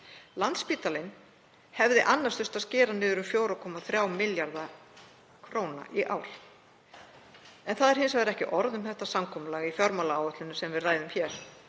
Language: Icelandic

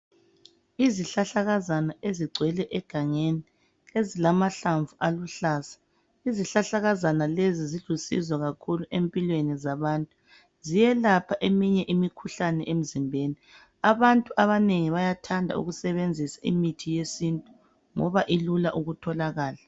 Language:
North Ndebele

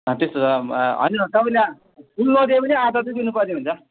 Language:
Nepali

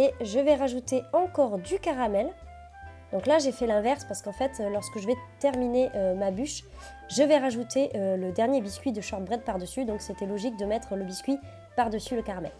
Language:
French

